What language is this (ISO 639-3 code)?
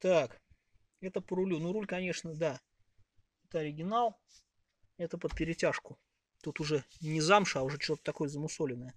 rus